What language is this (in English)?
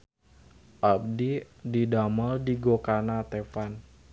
Sundanese